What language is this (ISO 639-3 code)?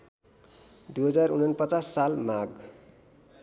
nep